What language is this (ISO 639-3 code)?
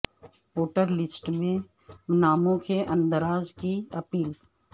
urd